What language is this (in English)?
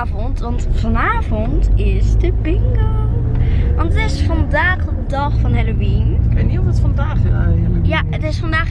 Dutch